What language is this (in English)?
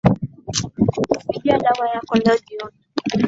Swahili